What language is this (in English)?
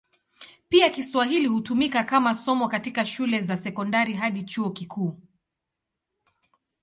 Swahili